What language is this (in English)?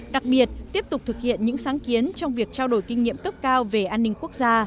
Vietnamese